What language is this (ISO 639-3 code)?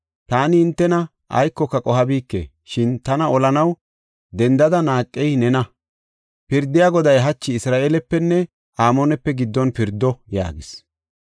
gof